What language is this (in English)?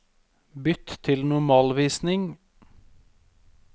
Norwegian